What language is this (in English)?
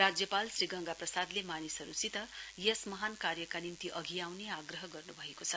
Nepali